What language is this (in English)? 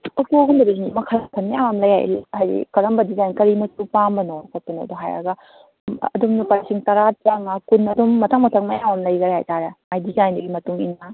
Manipuri